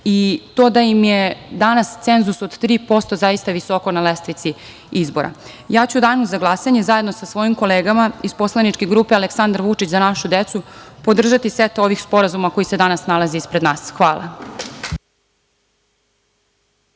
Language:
Serbian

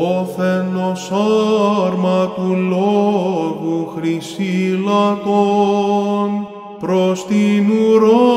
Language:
Greek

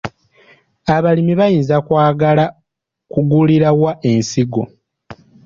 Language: Ganda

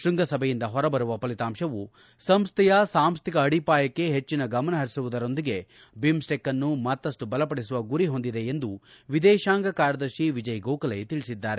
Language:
Kannada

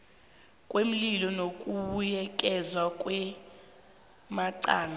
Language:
South Ndebele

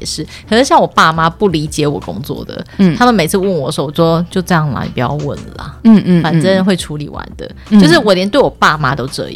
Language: Chinese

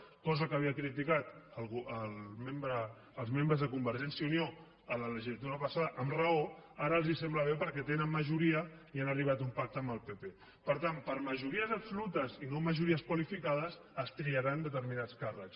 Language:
Catalan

